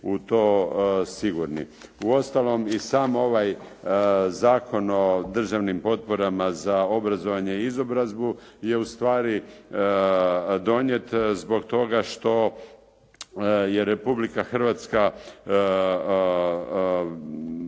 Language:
Croatian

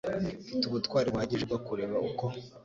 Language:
Kinyarwanda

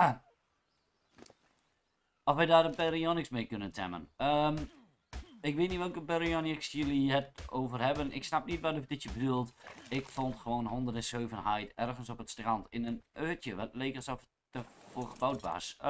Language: Dutch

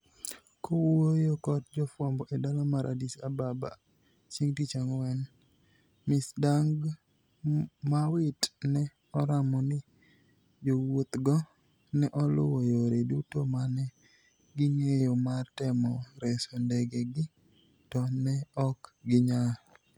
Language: Luo (Kenya and Tanzania)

